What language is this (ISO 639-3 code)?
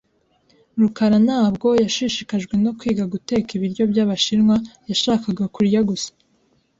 kin